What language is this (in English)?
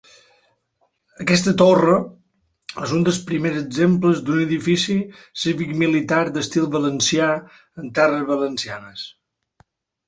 Catalan